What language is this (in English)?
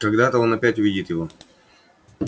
Russian